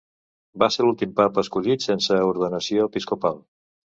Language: Catalan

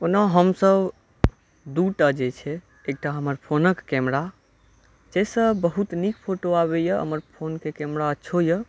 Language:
Maithili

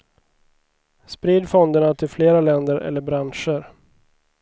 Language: Swedish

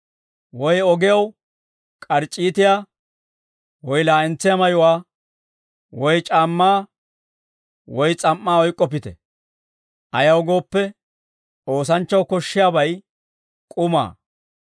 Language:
Dawro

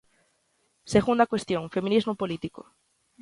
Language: Galician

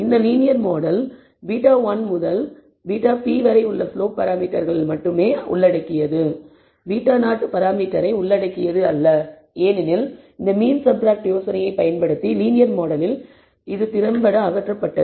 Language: Tamil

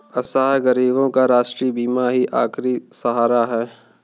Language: Hindi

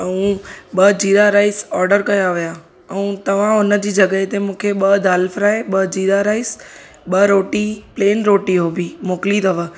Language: Sindhi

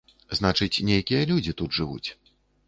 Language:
Belarusian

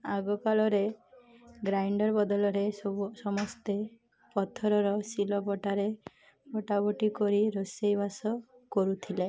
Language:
Odia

